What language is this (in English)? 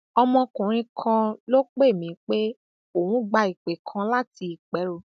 Yoruba